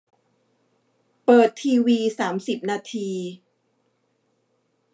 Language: Thai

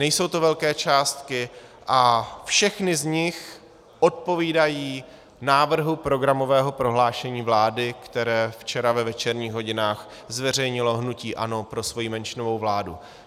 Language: Czech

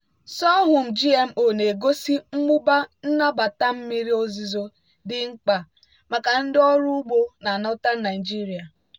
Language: Igbo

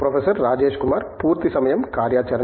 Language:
Telugu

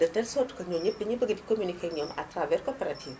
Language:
Wolof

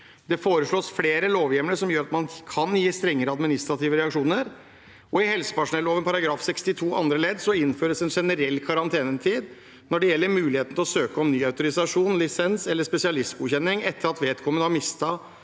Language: Norwegian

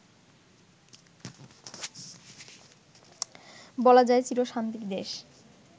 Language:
Bangla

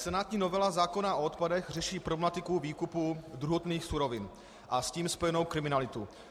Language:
Czech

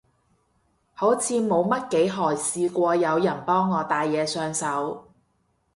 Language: Cantonese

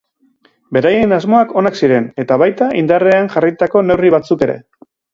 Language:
Basque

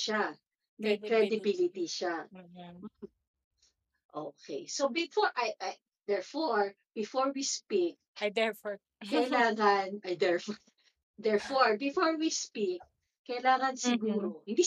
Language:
Filipino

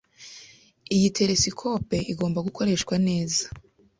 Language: Kinyarwanda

